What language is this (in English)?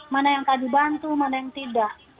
Indonesian